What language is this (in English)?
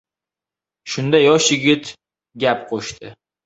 Uzbek